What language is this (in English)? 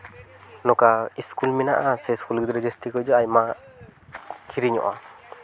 Santali